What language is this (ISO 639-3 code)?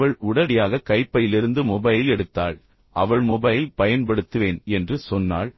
tam